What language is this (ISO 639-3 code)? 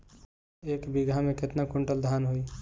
bho